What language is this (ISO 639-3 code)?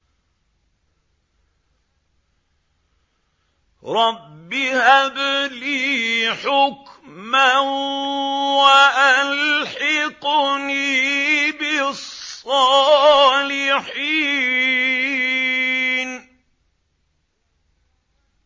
ara